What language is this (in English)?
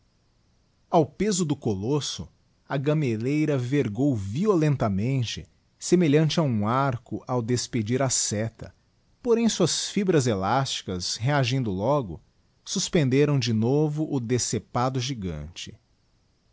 Portuguese